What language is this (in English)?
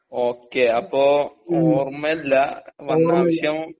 Malayalam